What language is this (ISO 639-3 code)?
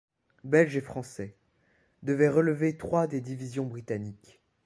fra